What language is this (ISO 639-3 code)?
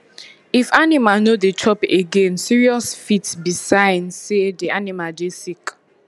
pcm